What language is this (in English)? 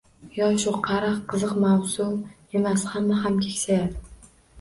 Uzbek